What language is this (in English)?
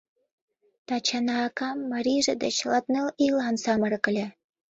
Mari